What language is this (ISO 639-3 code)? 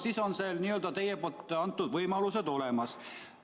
est